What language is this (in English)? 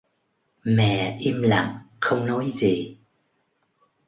Vietnamese